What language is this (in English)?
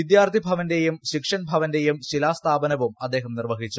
Malayalam